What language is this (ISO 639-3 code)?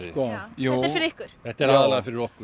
isl